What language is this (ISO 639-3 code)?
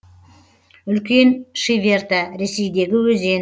kaz